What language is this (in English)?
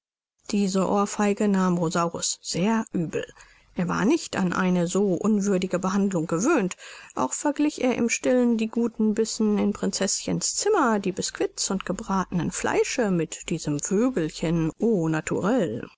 German